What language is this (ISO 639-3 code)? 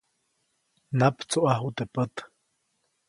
zoc